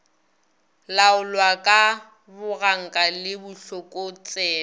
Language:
Northern Sotho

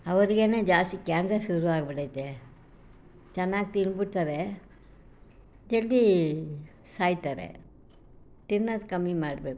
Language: Kannada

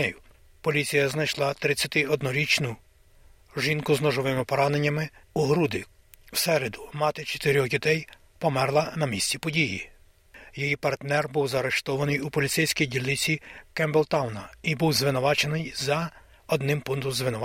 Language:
Ukrainian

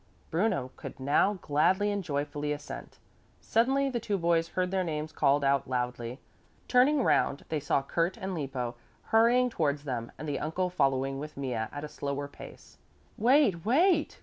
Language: English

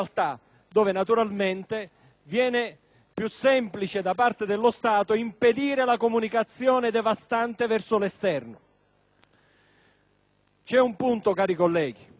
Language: Italian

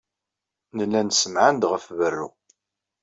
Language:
Kabyle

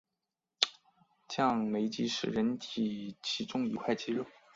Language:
Chinese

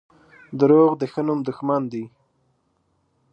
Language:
Pashto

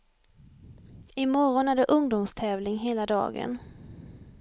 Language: Swedish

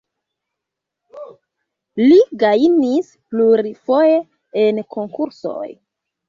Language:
Esperanto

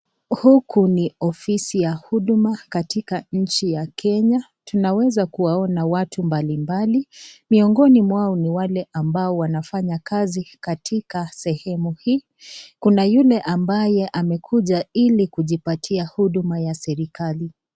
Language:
Swahili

